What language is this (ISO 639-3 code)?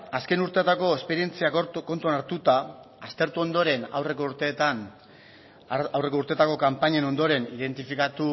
eus